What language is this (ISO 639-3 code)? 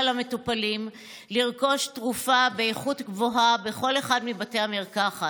heb